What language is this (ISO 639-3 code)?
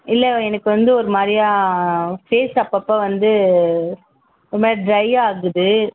tam